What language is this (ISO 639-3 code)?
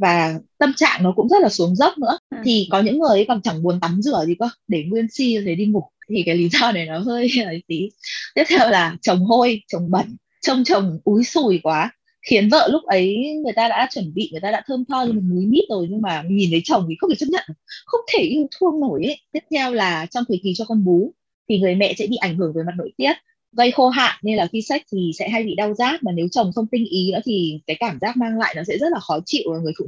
vie